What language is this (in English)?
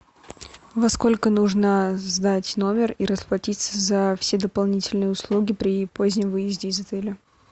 Russian